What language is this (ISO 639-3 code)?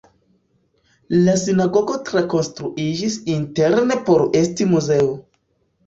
epo